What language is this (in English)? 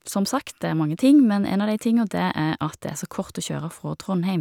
Norwegian